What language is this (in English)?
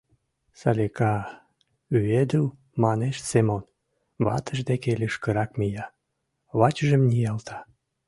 Mari